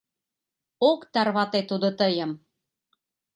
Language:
Mari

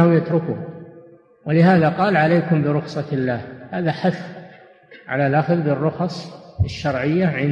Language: Arabic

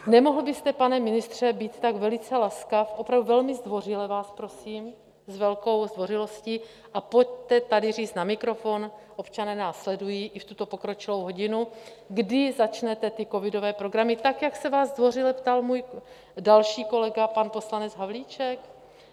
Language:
Czech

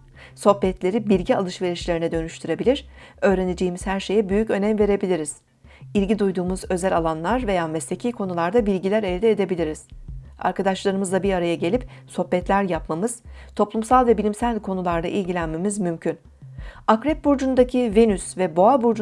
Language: Turkish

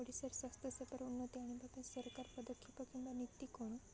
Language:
Odia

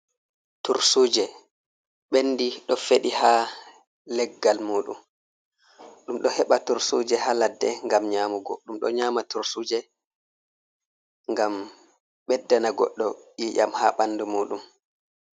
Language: Fula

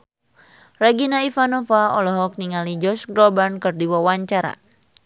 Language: Sundanese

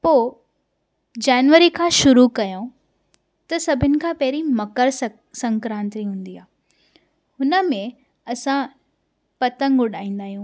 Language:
Sindhi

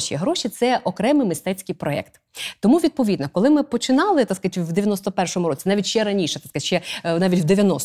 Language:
Ukrainian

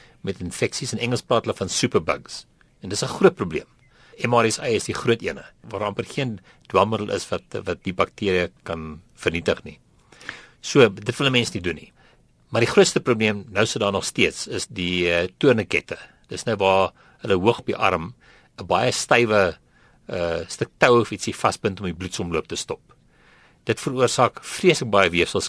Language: Dutch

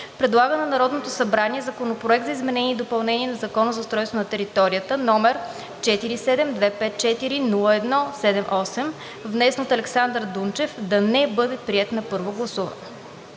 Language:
Bulgarian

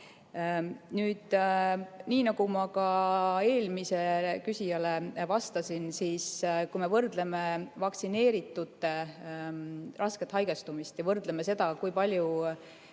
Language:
Estonian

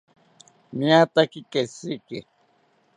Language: South Ucayali Ashéninka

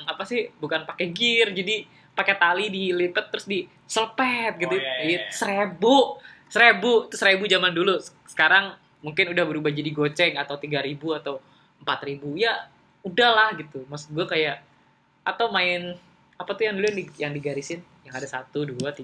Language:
Indonesian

